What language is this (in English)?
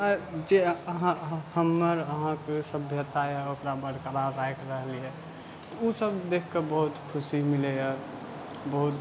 Maithili